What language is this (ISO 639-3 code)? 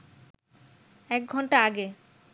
ben